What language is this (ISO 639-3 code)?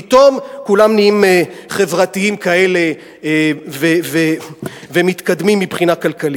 heb